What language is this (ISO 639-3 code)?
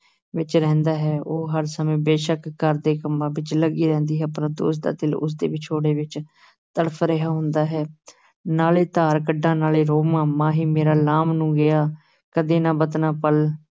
pan